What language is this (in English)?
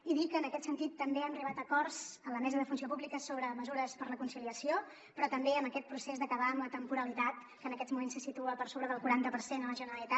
Catalan